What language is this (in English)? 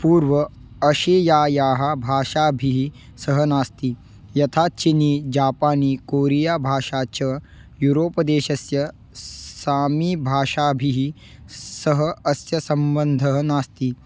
Sanskrit